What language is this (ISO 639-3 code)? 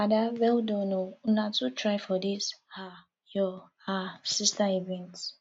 pcm